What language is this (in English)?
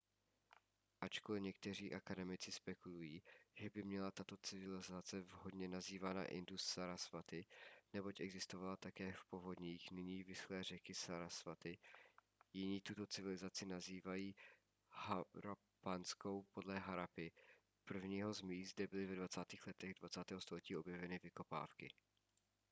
Czech